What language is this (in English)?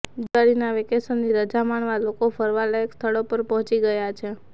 Gujarati